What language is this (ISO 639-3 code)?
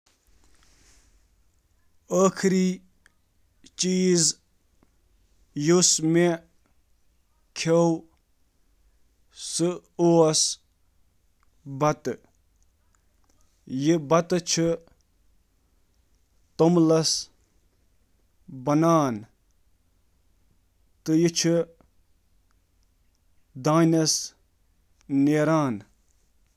kas